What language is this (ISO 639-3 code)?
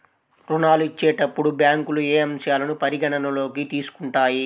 tel